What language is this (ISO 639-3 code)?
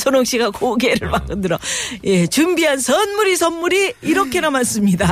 kor